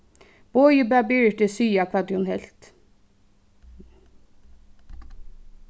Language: Faroese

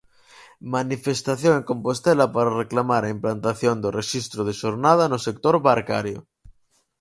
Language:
Galician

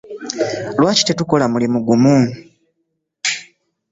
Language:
Ganda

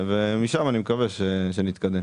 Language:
Hebrew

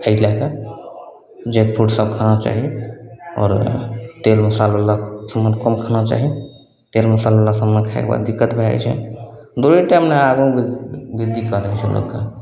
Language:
Maithili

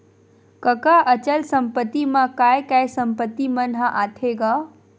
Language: Chhattisgarhi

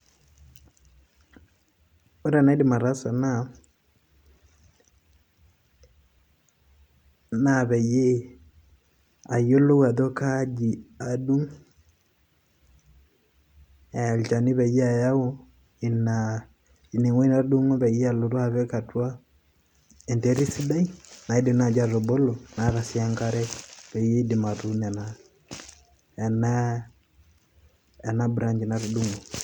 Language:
Masai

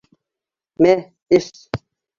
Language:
Bashkir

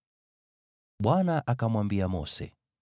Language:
Swahili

